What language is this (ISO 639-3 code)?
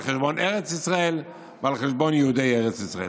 heb